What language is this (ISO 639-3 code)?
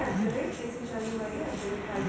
bho